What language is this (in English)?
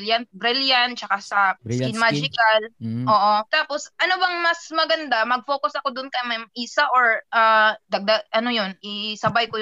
Filipino